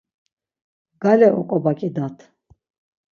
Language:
Laz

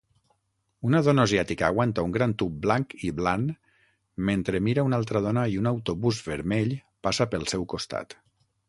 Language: Catalan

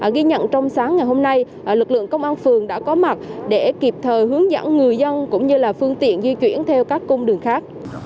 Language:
Vietnamese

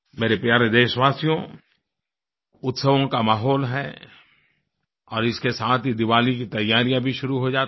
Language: Hindi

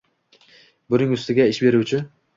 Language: Uzbek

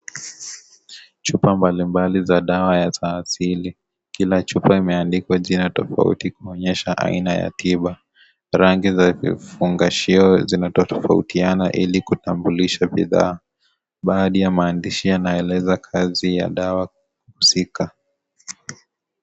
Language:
Swahili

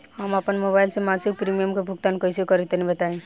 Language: Bhojpuri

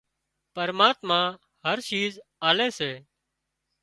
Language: Wadiyara Koli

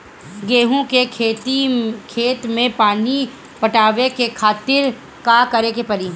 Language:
Bhojpuri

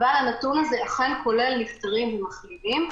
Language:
Hebrew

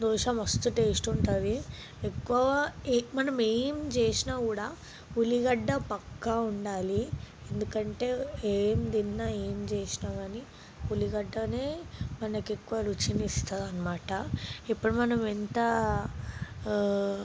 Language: Telugu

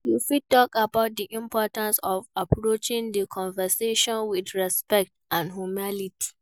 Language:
Nigerian Pidgin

